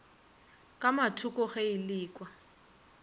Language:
Northern Sotho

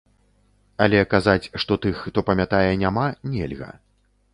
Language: Belarusian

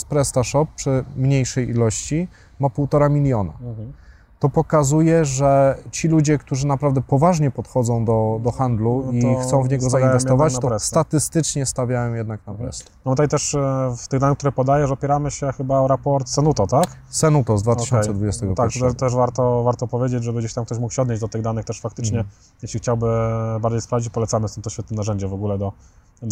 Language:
Polish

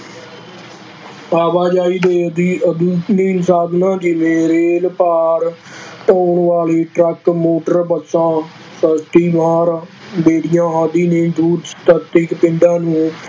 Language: Punjabi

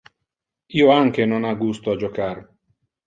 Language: Interlingua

